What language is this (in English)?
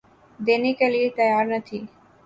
Urdu